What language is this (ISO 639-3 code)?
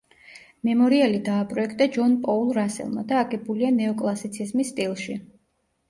kat